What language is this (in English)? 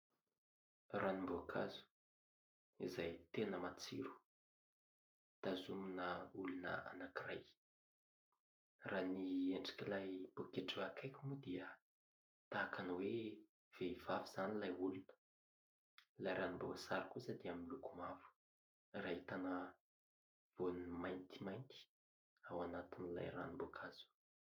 Malagasy